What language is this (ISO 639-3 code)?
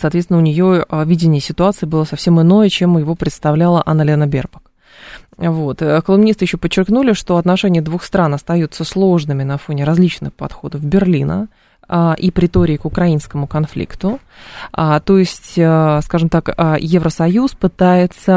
rus